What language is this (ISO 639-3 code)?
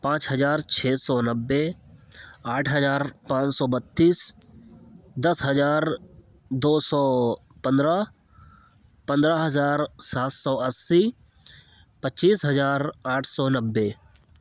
urd